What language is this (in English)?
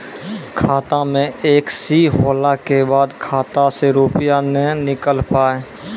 Maithili